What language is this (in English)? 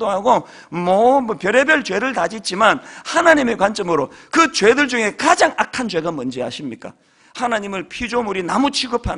Korean